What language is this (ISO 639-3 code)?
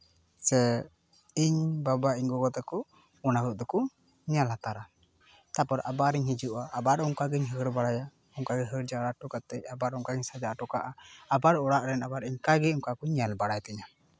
sat